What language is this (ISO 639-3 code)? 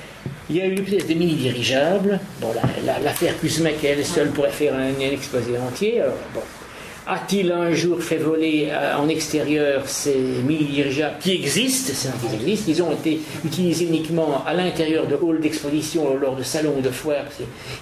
fra